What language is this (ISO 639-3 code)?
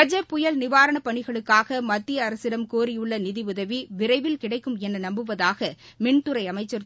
tam